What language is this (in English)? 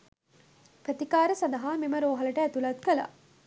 Sinhala